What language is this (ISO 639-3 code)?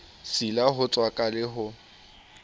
sot